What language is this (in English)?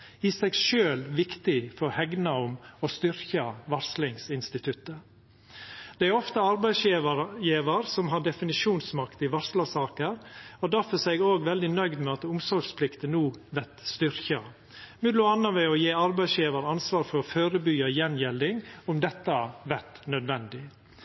Norwegian Nynorsk